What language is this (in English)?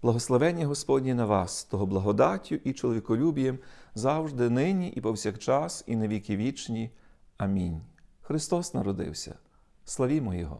Ukrainian